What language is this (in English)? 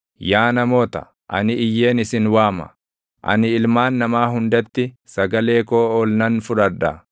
Oromo